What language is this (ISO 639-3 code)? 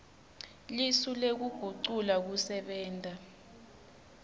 ssw